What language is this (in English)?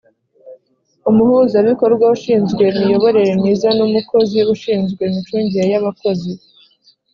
Kinyarwanda